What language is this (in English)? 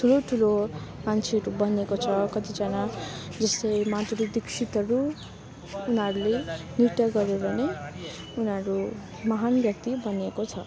Nepali